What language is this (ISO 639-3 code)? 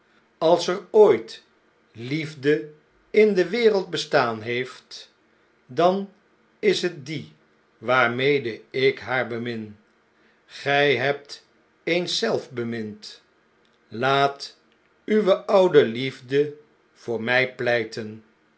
nld